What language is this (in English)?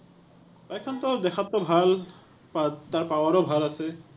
Assamese